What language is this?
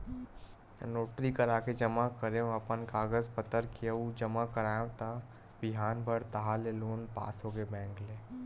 Chhattisgarhi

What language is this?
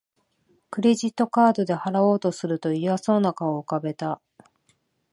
Japanese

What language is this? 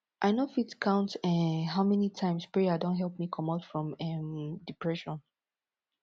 Nigerian Pidgin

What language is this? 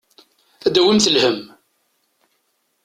Kabyle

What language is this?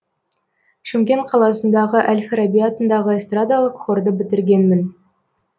Kazakh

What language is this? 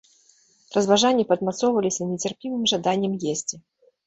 Belarusian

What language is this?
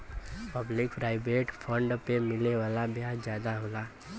Bhojpuri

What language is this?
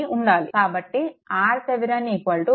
Telugu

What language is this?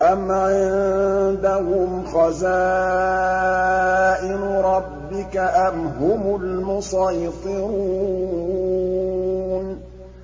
Arabic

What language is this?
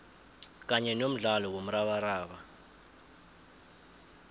South Ndebele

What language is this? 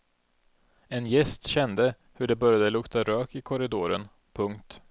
Swedish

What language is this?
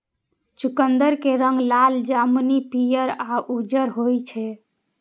Maithili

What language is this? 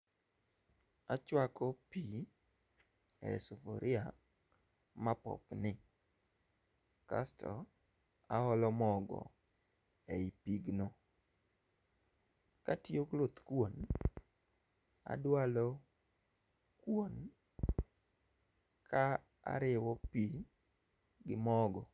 Luo (Kenya and Tanzania)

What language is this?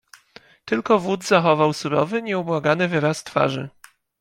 Polish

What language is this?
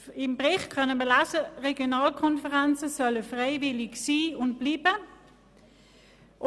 Swiss German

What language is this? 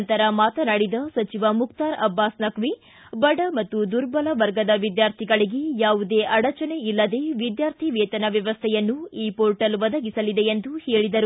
Kannada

